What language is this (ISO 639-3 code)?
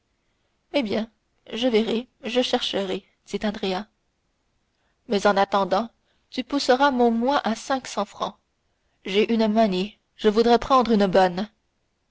fra